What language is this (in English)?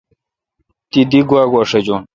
Kalkoti